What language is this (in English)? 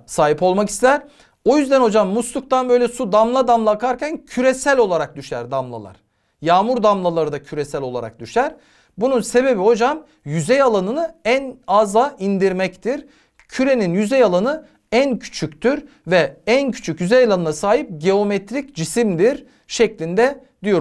Turkish